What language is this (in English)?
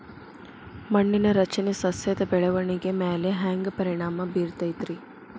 Kannada